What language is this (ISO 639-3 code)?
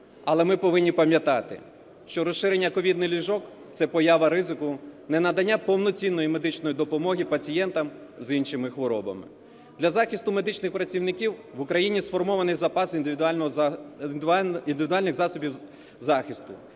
ukr